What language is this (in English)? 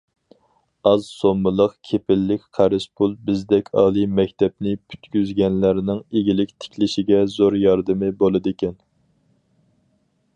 Uyghur